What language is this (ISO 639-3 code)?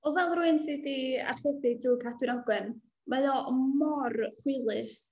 cym